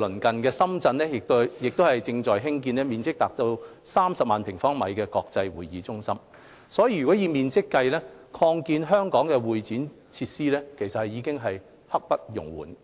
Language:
Cantonese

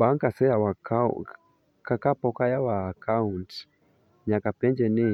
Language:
Luo (Kenya and Tanzania)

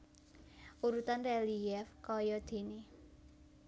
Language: Javanese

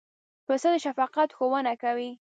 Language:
Pashto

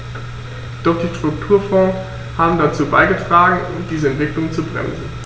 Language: German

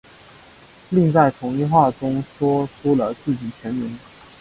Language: Chinese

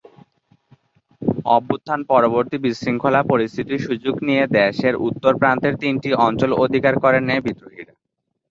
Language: Bangla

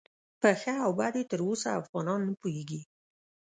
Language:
Pashto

